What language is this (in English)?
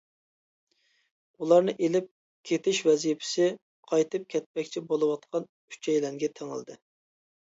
Uyghur